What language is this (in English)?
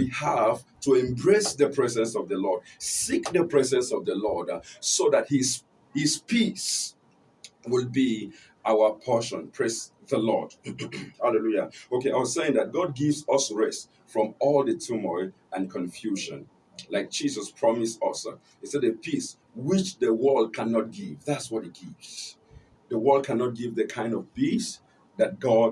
English